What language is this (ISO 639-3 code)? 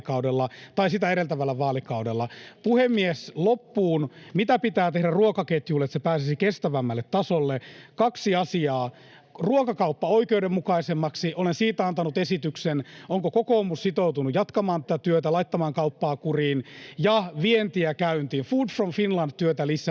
fin